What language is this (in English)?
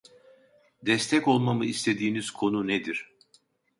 Turkish